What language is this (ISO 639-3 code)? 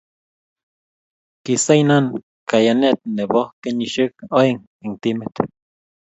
kln